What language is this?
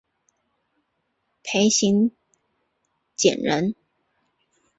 Chinese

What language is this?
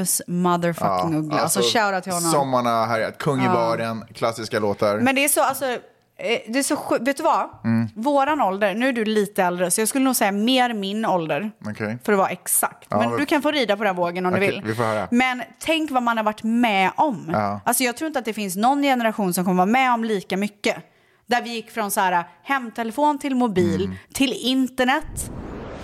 Swedish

